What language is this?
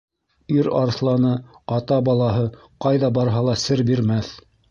Bashkir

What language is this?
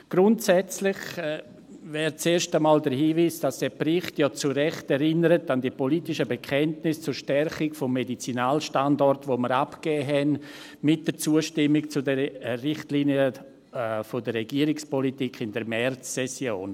Swiss German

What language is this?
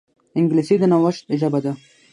Pashto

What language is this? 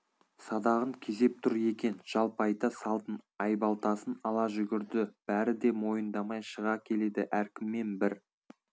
Kazakh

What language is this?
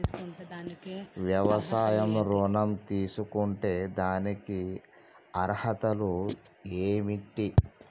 Telugu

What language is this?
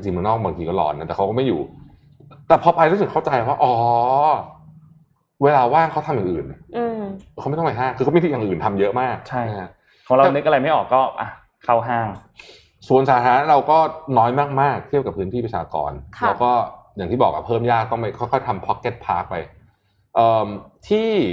Thai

